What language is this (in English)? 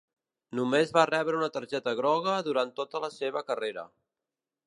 Catalan